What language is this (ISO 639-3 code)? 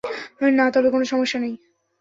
ben